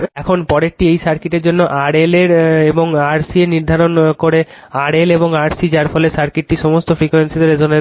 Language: Bangla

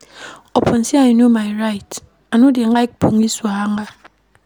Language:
Nigerian Pidgin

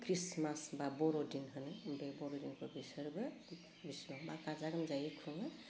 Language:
Bodo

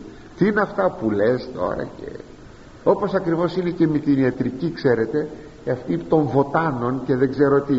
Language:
Greek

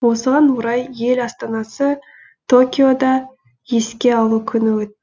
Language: Kazakh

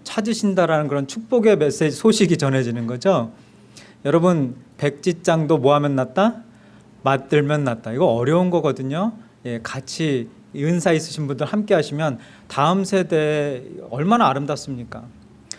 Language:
Korean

